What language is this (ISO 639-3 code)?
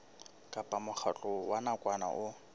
sot